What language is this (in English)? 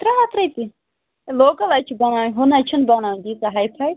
Kashmiri